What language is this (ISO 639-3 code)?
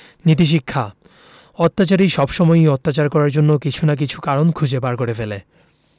ben